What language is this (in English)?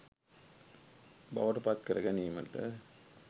Sinhala